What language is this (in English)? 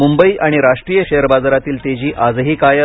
Marathi